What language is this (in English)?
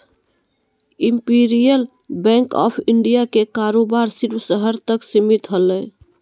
Magahi